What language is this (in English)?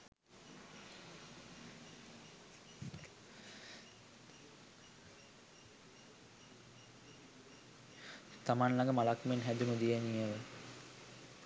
Sinhala